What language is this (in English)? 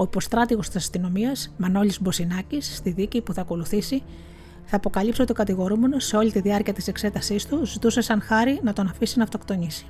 Greek